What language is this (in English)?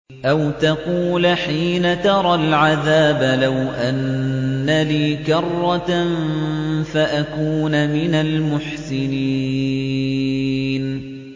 Arabic